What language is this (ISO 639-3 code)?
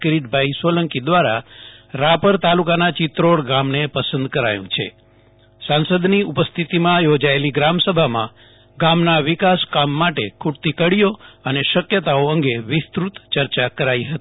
guj